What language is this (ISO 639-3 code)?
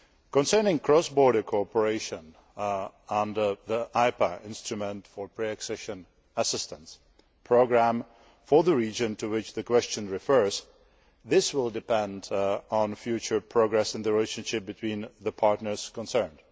eng